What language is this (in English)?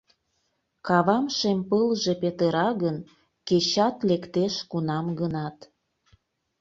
Mari